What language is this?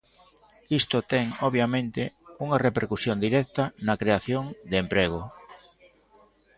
Galician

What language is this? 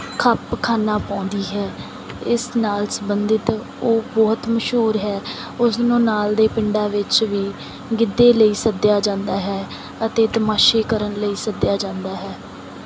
Punjabi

